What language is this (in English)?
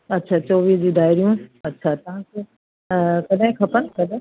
Sindhi